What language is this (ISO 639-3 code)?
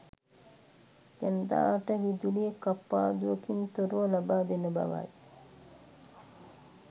sin